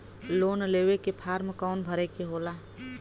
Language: Bhojpuri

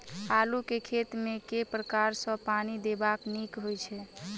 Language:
Maithili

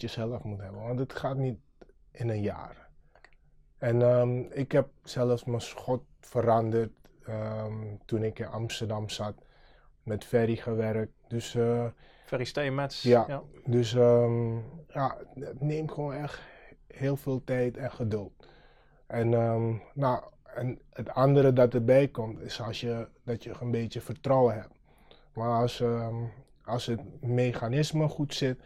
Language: Dutch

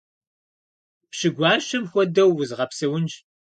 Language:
Kabardian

